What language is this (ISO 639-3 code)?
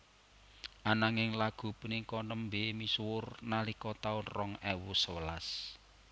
jav